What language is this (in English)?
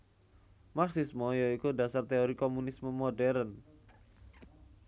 Javanese